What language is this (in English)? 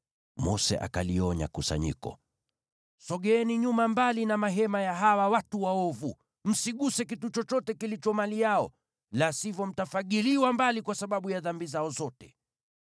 Swahili